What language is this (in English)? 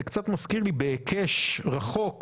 Hebrew